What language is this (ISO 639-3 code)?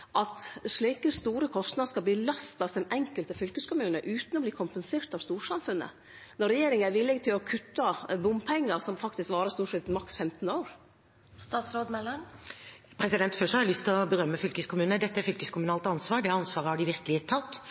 nor